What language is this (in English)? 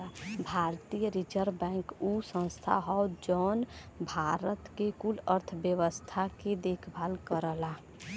Bhojpuri